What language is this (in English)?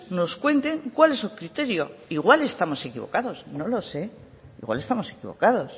Spanish